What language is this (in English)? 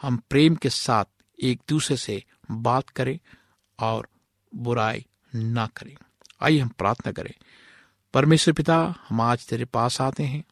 Hindi